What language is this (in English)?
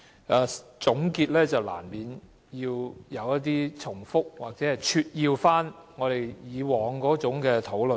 Cantonese